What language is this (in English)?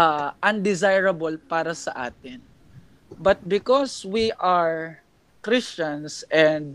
Filipino